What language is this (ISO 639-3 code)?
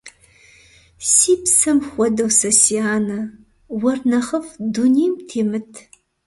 kbd